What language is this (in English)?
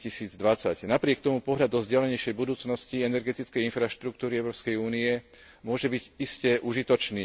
Slovak